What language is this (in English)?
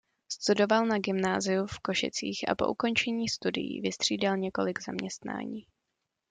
Czech